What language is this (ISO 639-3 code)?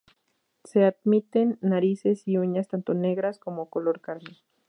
spa